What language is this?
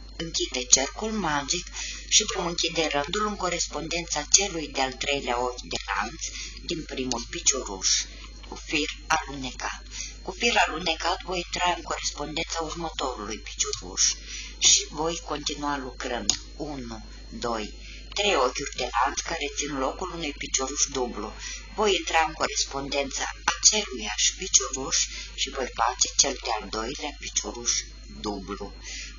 Romanian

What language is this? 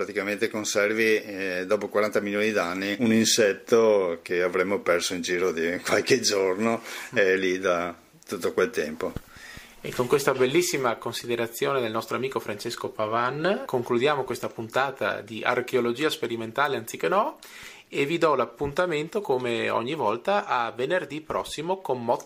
Italian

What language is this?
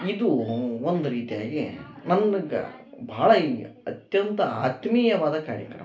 Kannada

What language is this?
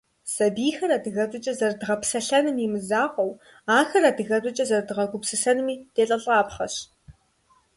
Kabardian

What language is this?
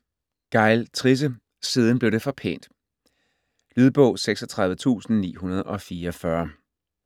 Danish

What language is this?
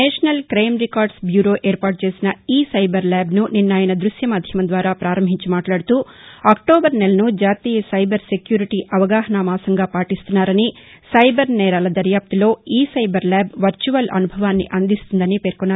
Telugu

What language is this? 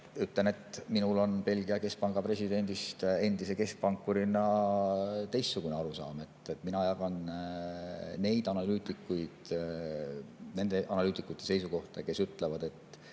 Estonian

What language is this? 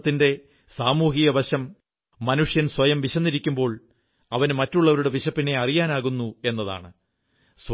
Malayalam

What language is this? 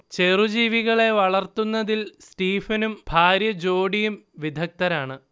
Malayalam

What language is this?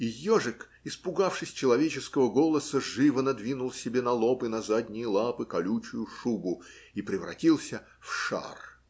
Russian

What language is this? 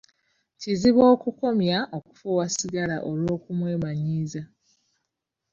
Ganda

